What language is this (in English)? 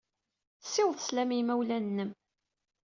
Kabyle